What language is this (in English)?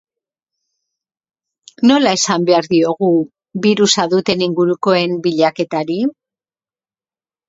Basque